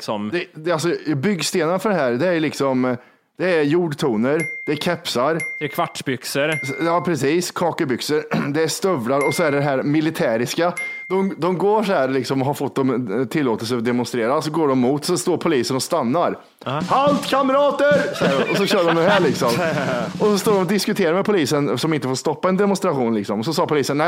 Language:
Swedish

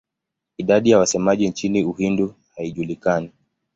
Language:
Swahili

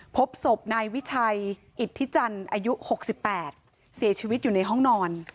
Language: Thai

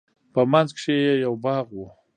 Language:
Pashto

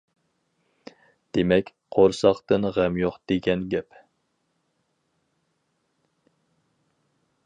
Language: Uyghur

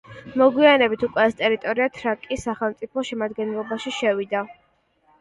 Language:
Georgian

